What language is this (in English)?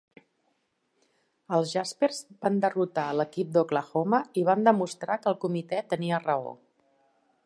Catalan